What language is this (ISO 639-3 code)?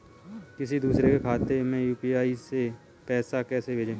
hin